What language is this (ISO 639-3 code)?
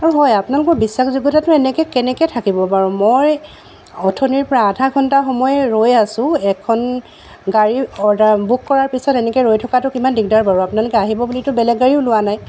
asm